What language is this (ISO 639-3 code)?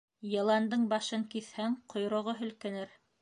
bak